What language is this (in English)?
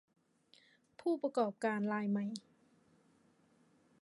Thai